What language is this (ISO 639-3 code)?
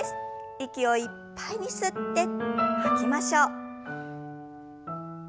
jpn